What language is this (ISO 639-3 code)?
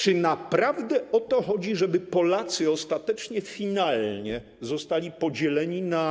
pol